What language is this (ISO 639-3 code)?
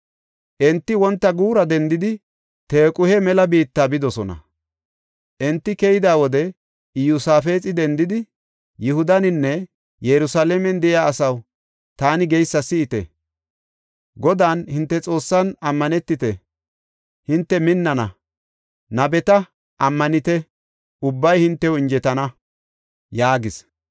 gof